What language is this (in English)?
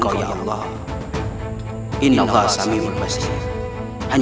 Indonesian